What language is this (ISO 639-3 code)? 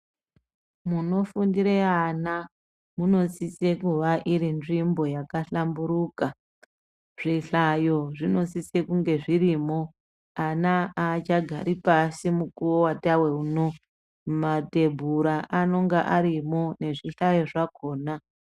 ndc